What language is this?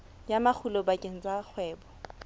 Southern Sotho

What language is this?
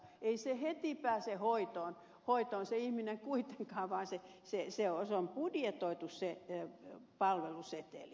Finnish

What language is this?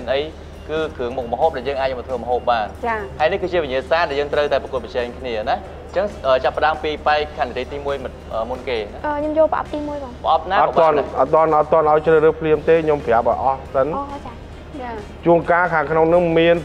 Thai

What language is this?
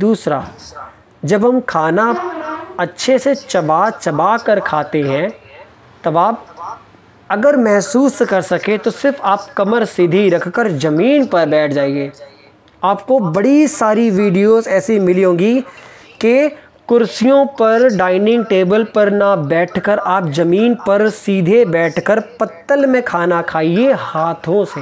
Hindi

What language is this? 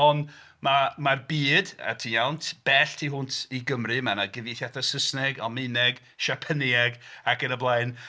Welsh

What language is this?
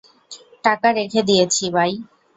Bangla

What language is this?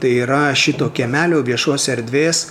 Lithuanian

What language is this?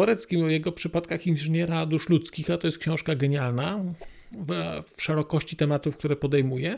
Polish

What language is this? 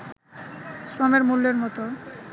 Bangla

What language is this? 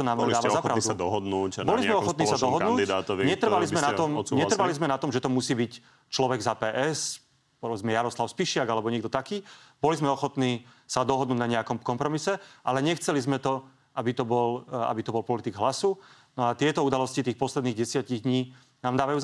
Slovak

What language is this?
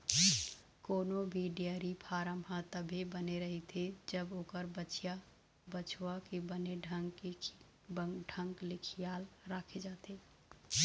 Chhattisgarhi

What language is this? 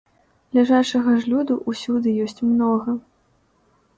Belarusian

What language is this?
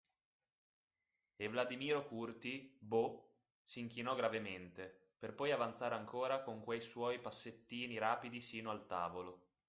Italian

